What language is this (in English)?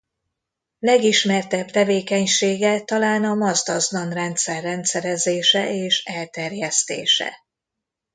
Hungarian